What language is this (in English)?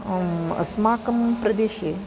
Sanskrit